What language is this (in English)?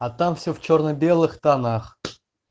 Russian